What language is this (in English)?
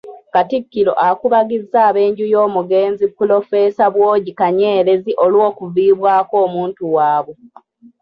Ganda